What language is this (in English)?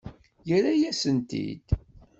Kabyle